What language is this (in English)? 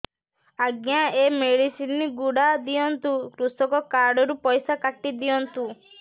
Odia